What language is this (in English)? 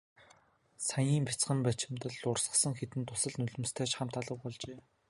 Mongolian